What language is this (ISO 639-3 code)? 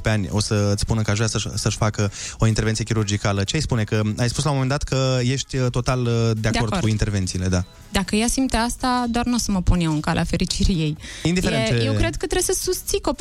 ron